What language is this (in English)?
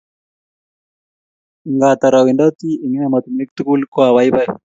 Kalenjin